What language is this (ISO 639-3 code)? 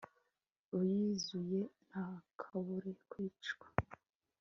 kin